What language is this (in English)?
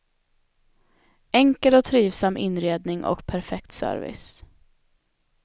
Swedish